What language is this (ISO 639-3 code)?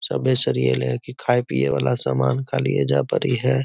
mag